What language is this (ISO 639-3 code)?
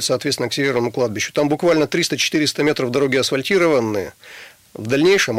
rus